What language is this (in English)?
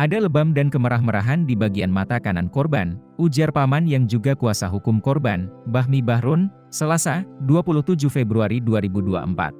Indonesian